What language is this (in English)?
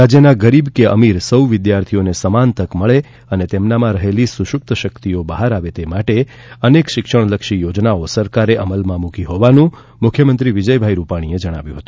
Gujarati